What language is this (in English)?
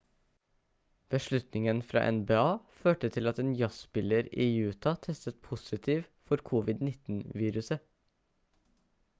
Norwegian Bokmål